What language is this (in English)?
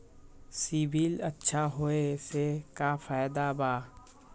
Magahi